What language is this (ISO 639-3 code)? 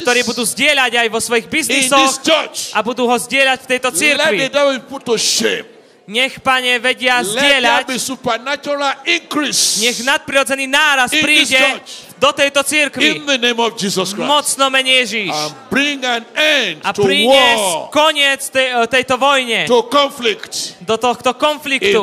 slk